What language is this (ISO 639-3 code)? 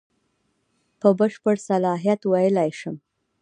pus